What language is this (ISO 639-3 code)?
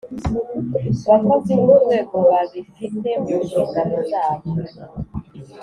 kin